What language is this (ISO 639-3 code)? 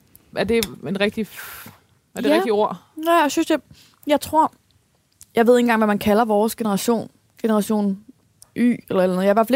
dan